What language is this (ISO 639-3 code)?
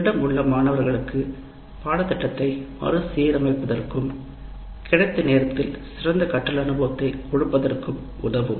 tam